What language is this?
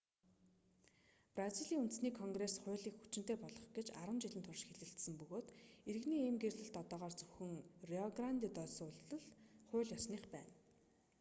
Mongolian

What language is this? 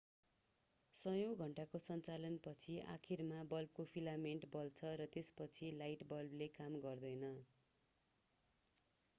Nepali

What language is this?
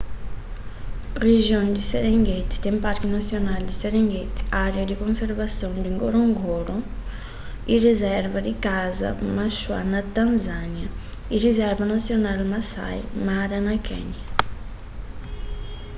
Kabuverdianu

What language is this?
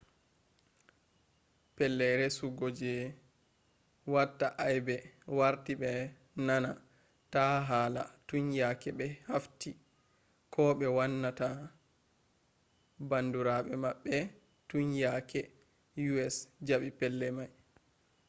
Fula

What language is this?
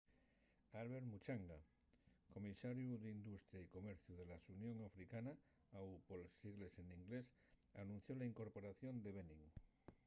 Asturian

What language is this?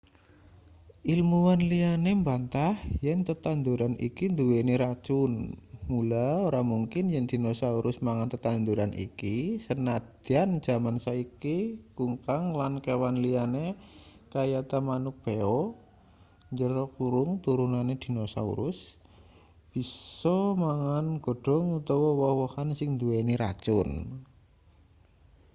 Javanese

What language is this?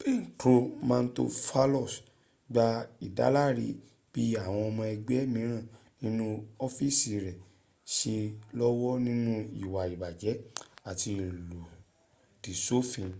Yoruba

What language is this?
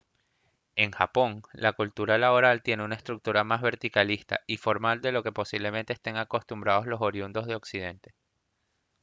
Spanish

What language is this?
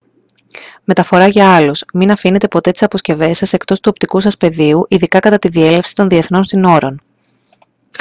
Greek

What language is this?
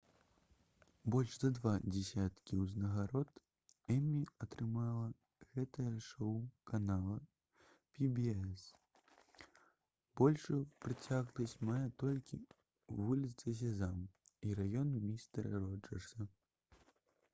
Belarusian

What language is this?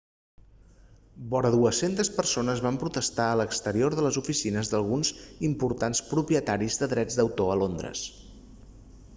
Catalan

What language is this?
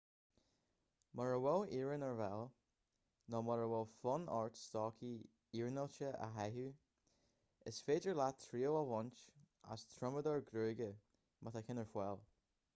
Irish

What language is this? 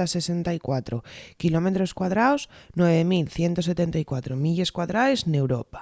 Asturian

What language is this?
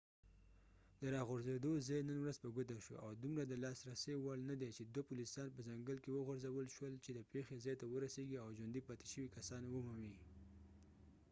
Pashto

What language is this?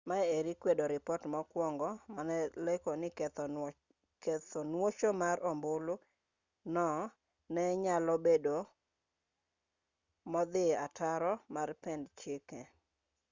Luo (Kenya and Tanzania)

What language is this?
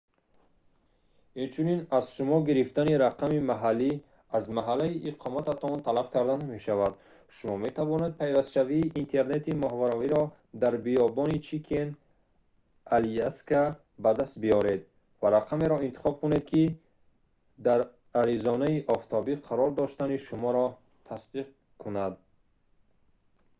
Tajik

